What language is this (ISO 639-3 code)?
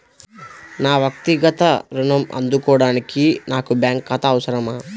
tel